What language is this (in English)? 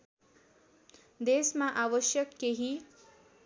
Nepali